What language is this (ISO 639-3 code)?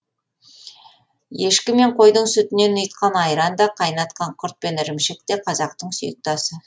kaz